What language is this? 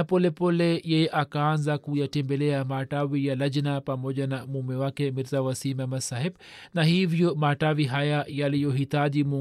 Swahili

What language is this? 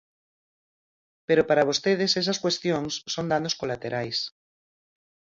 Galician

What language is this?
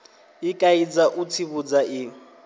Venda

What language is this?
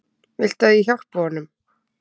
Icelandic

